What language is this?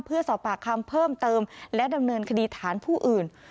Thai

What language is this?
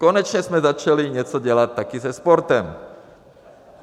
Czech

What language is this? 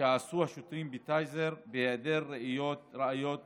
Hebrew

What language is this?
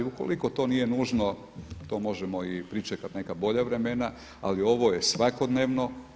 Croatian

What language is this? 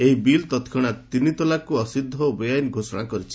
Odia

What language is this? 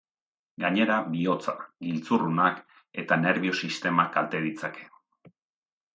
Basque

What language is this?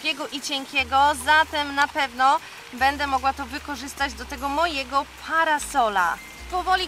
Polish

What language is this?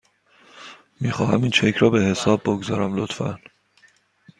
Persian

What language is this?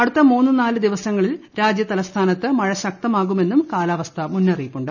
Malayalam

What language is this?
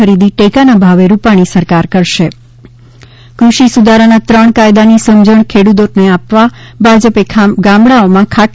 Gujarati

